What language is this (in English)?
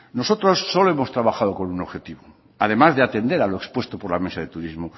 Spanish